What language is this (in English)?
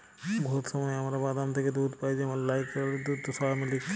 Bangla